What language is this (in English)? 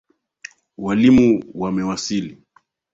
Swahili